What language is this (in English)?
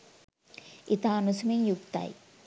Sinhala